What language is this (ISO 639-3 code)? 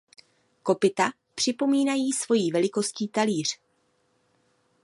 ces